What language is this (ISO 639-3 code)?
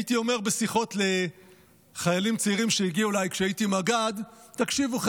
heb